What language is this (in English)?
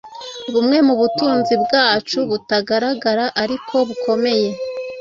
Kinyarwanda